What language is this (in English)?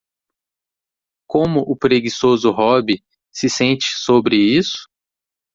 Portuguese